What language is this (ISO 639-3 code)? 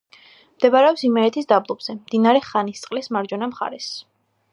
kat